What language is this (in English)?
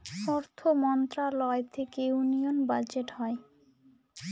Bangla